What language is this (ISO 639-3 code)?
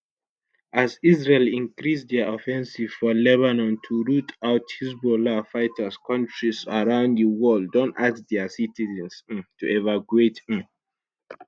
pcm